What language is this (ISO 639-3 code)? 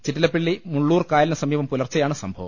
mal